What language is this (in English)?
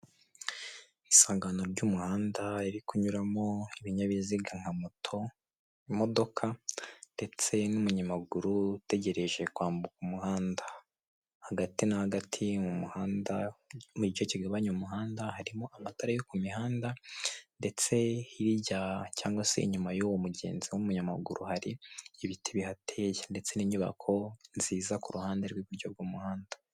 Kinyarwanda